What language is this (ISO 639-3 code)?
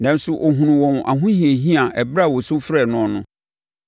aka